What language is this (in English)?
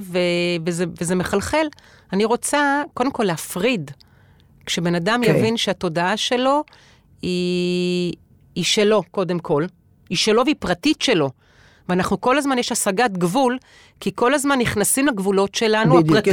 Hebrew